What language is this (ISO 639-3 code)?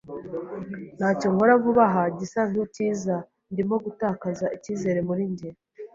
kin